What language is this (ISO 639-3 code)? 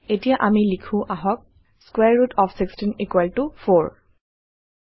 asm